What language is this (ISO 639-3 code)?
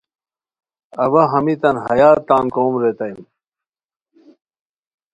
khw